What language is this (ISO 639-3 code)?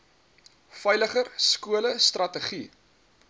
afr